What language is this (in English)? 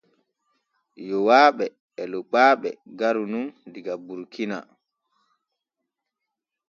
Borgu Fulfulde